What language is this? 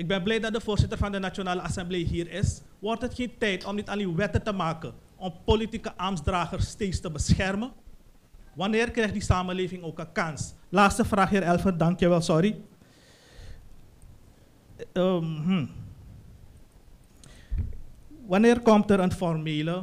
Dutch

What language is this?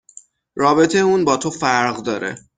Persian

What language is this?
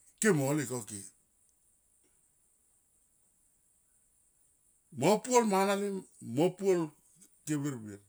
Tomoip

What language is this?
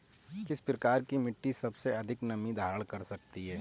Hindi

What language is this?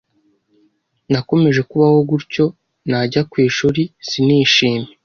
Kinyarwanda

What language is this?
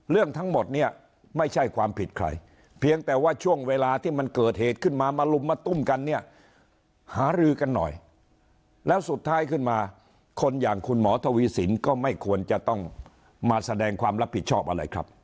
Thai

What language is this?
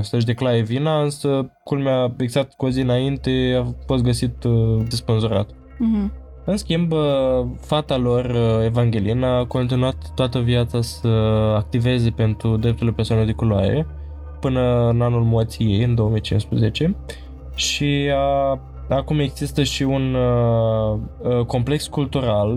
Romanian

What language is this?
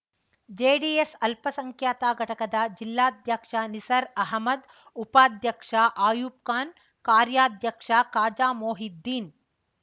Kannada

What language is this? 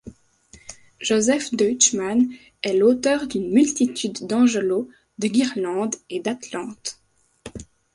French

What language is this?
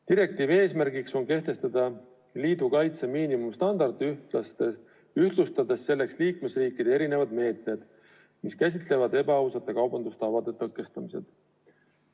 Estonian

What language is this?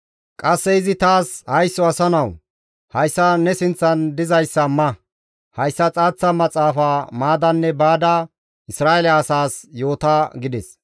Gamo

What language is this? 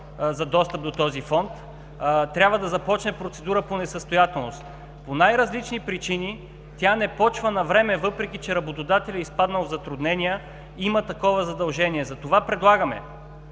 Bulgarian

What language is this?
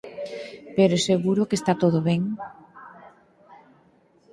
Galician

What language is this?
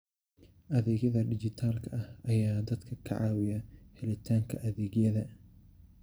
Somali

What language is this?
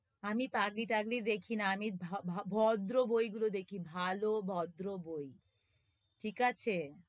Bangla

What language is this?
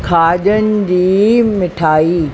Sindhi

